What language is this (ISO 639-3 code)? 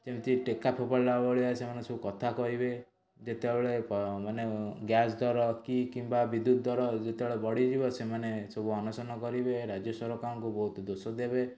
ori